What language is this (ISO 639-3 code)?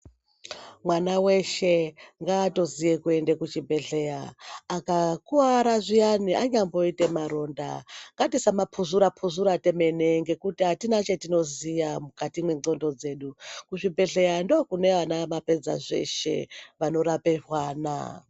ndc